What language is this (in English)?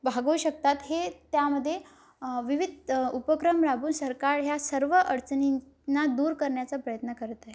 Marathi